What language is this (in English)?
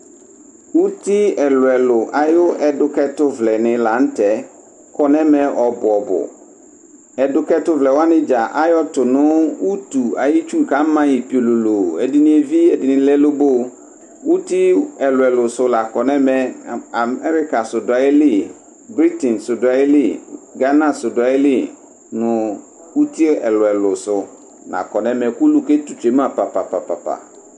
Ikposo